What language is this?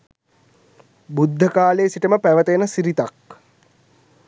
Sinhala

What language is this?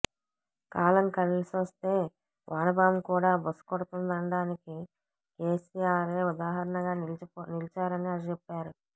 Telugu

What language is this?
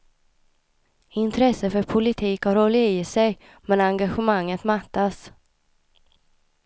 Swedish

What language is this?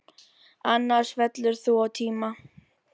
Icelandic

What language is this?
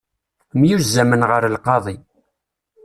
Kabyle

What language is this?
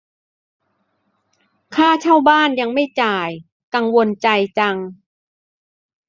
Thai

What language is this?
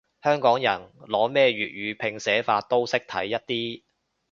Cantonese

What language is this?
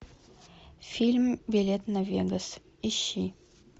Russian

